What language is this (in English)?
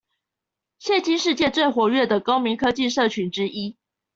Chinese